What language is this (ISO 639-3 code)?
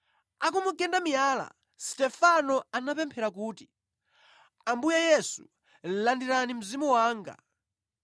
nya